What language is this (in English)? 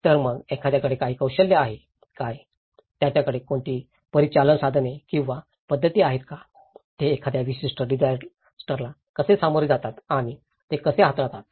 Marathi